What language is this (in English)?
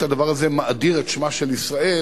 Hebrew